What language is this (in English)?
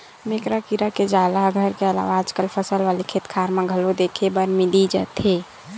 Chhattisgarhi